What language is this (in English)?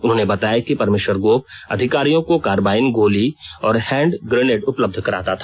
Hindi